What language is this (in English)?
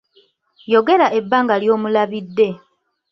Ganda